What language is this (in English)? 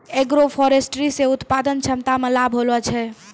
Maithili